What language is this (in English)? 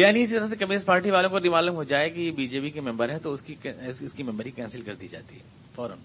Urdu